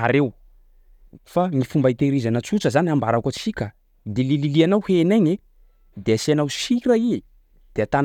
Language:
Sakalava Malagasy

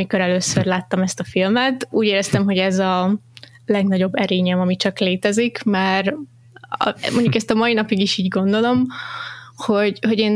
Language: Hungarian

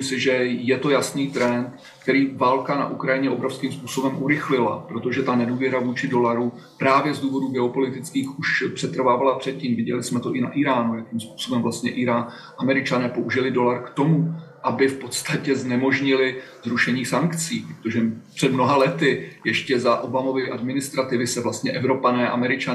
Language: Czech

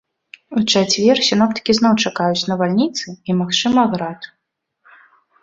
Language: Belarusian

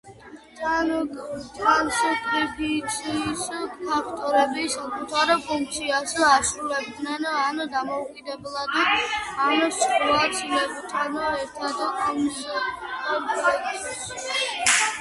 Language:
Georgian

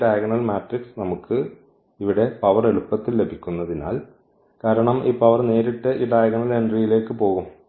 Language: Malayalam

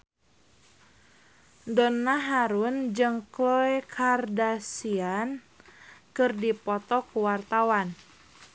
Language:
Sundanese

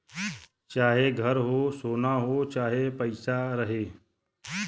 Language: Bhojpuri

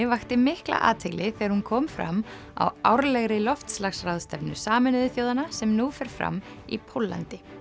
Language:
Icelandic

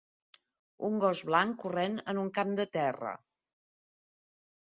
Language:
Catalan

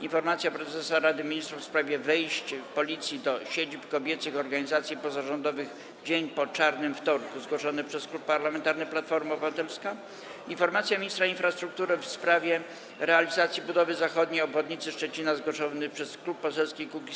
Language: Polish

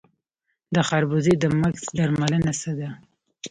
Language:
Pashto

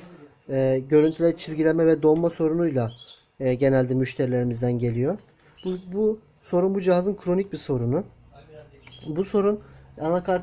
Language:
Turkish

